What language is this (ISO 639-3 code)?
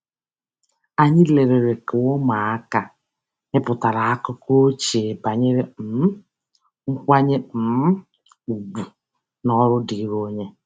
ibo